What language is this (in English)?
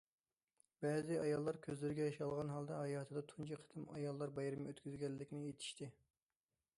Uyghur